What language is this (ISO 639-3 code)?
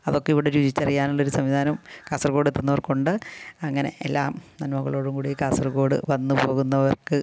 mal